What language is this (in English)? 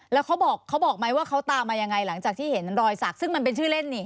Thai